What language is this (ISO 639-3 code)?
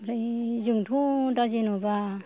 brx